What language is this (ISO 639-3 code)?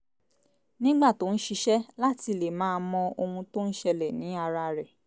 yor